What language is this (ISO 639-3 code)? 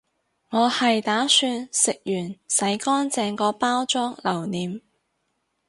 yue